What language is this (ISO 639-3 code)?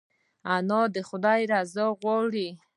pus